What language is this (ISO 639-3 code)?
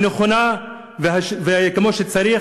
heb